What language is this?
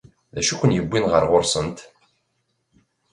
Kabyle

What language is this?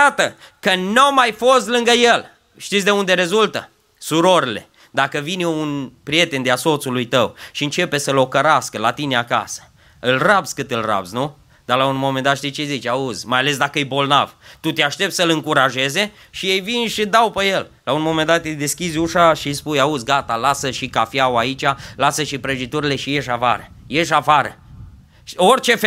Romanian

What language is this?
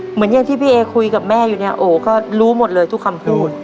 Thai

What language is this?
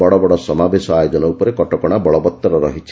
Odia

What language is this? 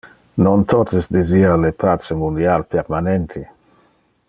Interlingua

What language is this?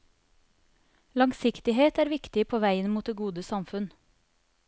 Norwegian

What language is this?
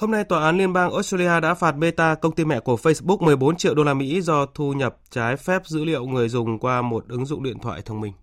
Vietnamese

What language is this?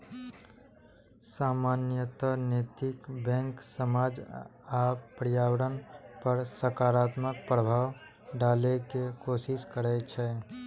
Maithili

